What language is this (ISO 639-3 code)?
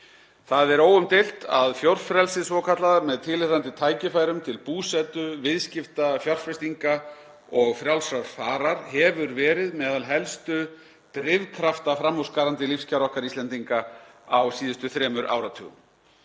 isl